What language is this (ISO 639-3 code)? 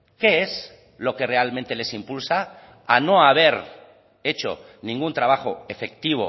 spa